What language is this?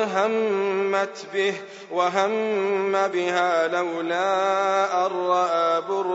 Arabic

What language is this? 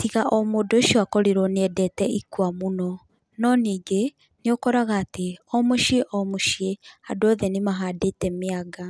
Kikuyu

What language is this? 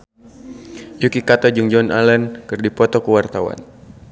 Sundanese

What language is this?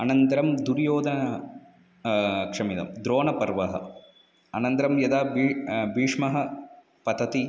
Sanskrit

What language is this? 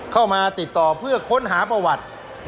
Thai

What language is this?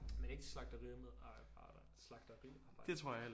Danish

